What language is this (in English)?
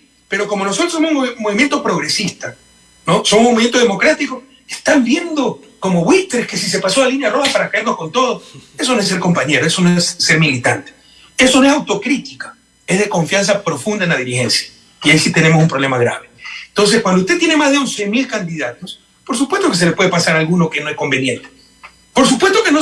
Spanish